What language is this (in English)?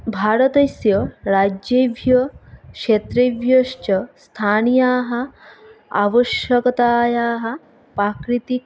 Sanskrit